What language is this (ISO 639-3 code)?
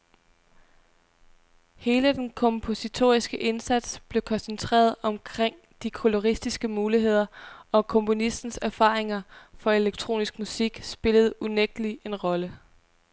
dan